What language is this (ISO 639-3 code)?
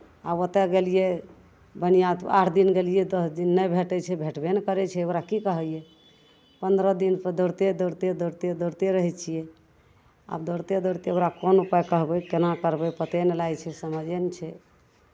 mai